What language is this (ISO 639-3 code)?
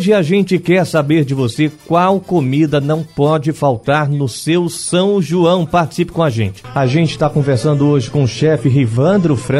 por